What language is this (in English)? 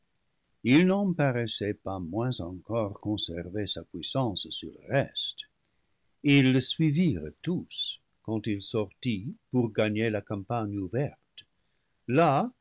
French